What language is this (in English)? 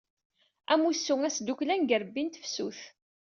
Kabyle